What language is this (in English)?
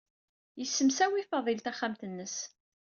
Kabyle